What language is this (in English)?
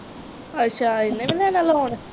Punjabi